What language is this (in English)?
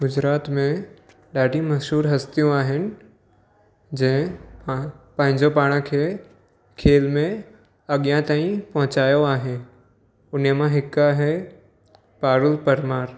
Sindhi